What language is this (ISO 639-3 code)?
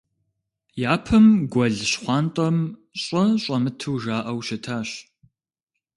kbd